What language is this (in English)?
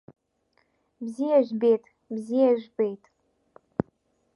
Abkhazian